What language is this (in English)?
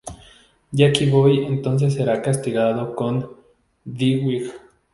Spanish